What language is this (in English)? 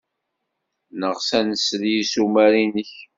Kabyle